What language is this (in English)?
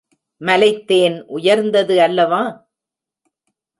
Tamil